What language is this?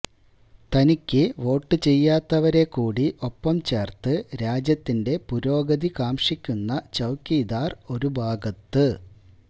Malayalam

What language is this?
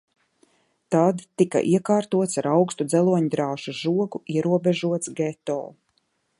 Latvian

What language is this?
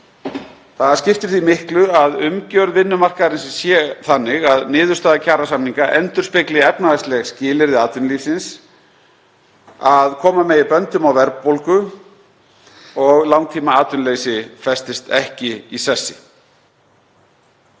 Icelandic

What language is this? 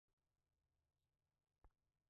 Swahili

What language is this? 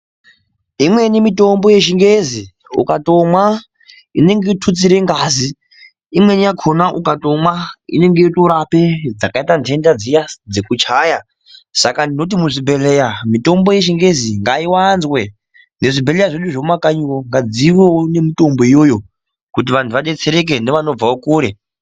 Ndau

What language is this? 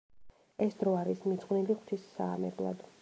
Georgian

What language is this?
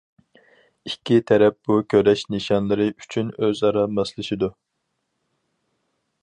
Uyghur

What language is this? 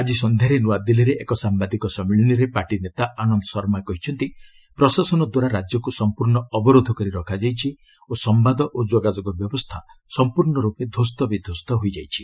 Odia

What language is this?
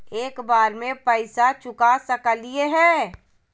Magahi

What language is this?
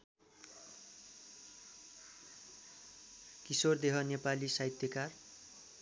Nepali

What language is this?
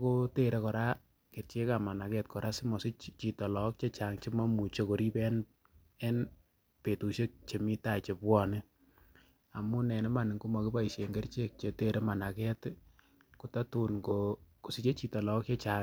Kalenjin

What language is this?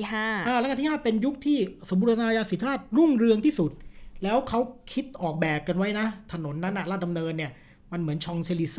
Thai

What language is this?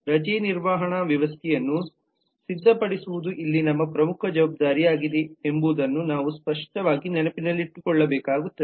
Kannada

